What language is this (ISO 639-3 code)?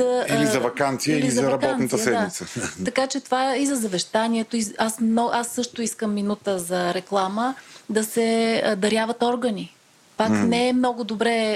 bul